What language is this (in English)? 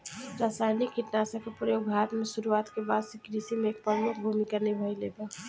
Bhojpuri